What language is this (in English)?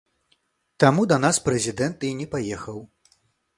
Belarusian